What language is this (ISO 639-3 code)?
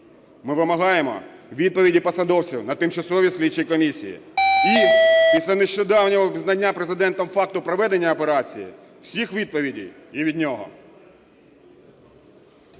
ukr